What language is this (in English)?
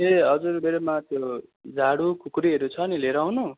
Nepali